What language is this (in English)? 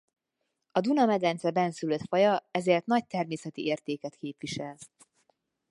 Hungarian